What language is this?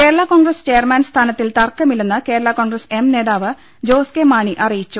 Malayalam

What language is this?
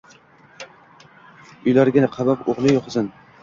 Uzbek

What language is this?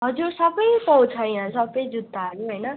Nepali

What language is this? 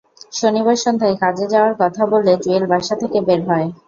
Bangla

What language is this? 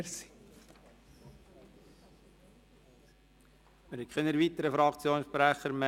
Swiss German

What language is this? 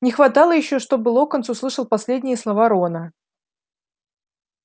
Russian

